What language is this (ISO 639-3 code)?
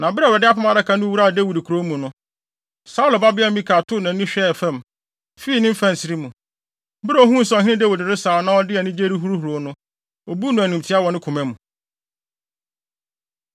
aka